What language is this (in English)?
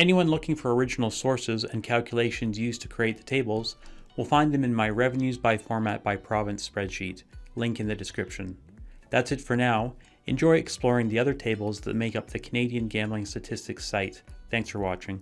English